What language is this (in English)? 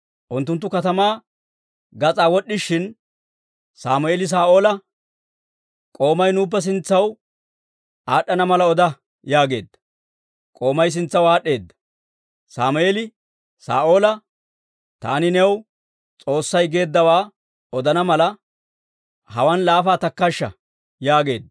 Dawro